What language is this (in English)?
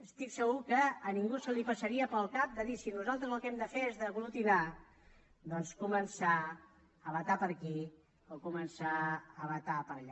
Catalan